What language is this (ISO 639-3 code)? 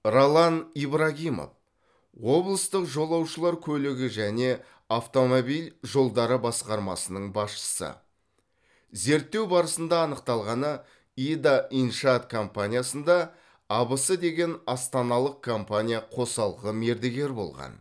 kaz